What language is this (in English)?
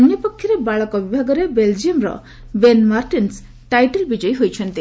Odia